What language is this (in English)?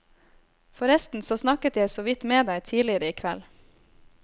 Norwegian